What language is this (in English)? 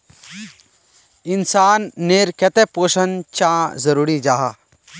Magahi